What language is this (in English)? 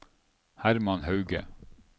Norwegian